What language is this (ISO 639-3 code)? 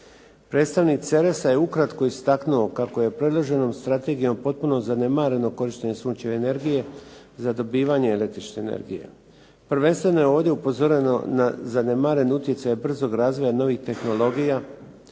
hrv